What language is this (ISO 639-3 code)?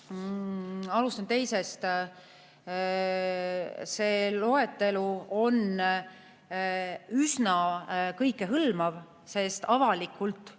est